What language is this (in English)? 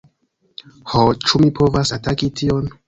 Esperanto